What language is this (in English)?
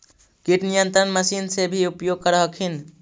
Magahi